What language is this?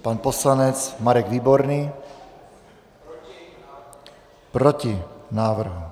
Czech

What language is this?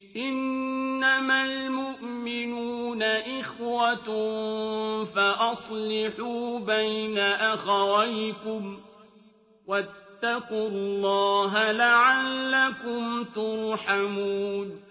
Arabic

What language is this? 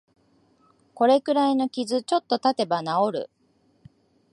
Japanese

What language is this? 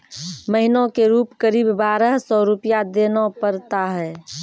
Maithili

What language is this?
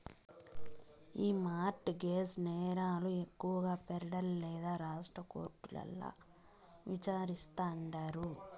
Telugu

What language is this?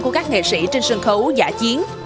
Vietnamese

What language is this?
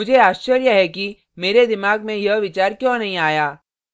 Hindi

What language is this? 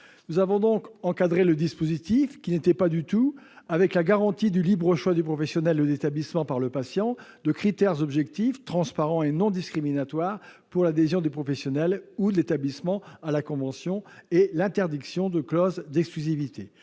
French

